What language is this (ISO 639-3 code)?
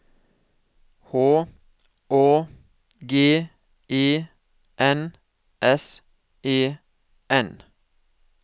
nor